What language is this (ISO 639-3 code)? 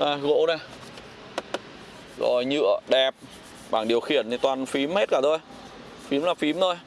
vie